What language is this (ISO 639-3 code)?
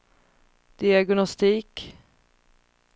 swe